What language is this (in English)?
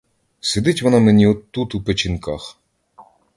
Ukrainian